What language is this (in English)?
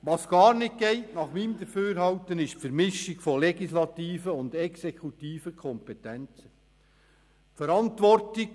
Swiss German